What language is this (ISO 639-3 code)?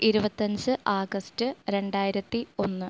mal